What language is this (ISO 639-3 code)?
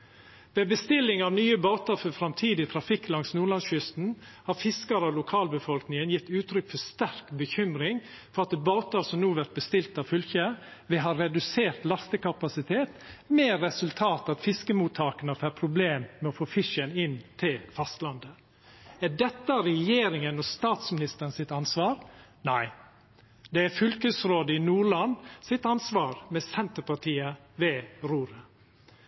nno